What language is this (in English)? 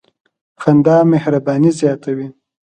Pashto